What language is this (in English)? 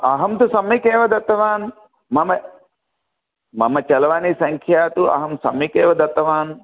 Sanskrit